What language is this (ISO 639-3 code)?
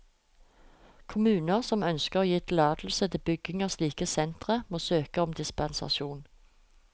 nor